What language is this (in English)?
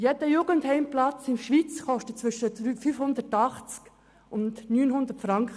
Swiss German